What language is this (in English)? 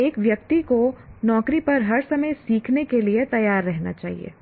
Hindi